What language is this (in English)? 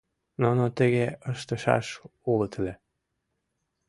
Mari